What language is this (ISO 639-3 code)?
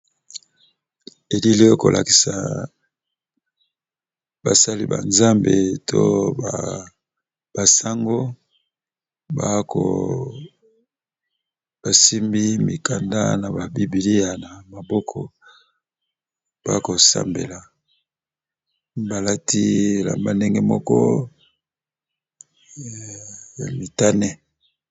lin